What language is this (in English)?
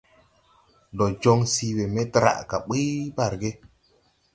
Tupuri